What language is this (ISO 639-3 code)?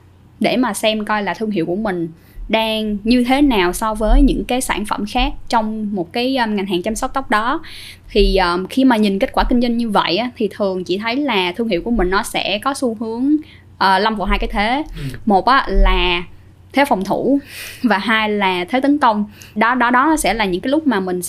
vie